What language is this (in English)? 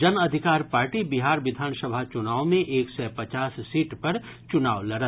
Maithili